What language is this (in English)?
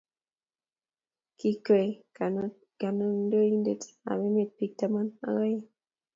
Kalenjin